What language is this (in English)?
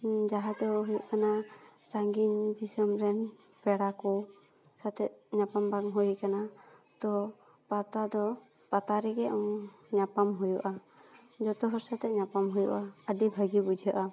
Santali